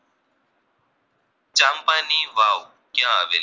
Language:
Gujarati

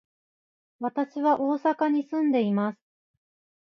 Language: Japanese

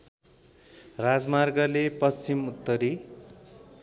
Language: Nepali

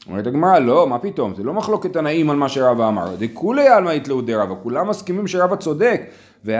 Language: Hebrew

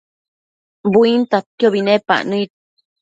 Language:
Matsés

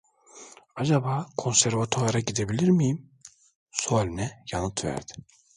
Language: Turkish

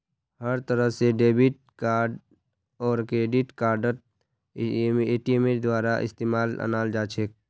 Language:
Magahi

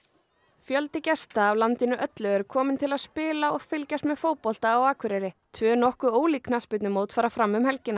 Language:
Icelandic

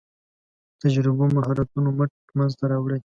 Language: Pashto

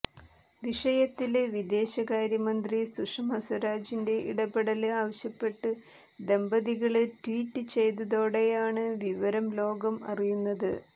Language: Malayalam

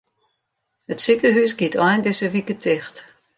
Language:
Western Frisian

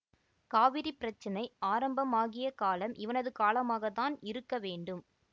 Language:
Tamil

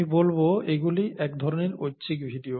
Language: Bangla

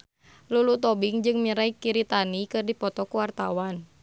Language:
Sundanese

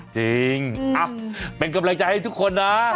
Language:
Thai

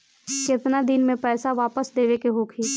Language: Bhojpuri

